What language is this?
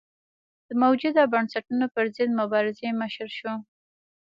Pashto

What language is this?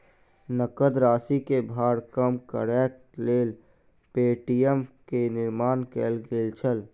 Maithili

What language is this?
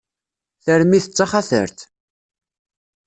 Kabyle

